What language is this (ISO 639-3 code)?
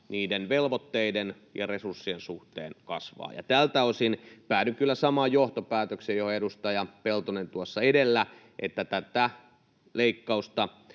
fin